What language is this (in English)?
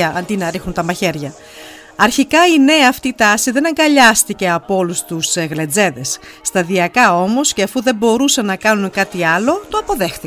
Greek